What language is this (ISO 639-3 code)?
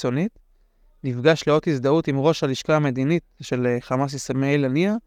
heb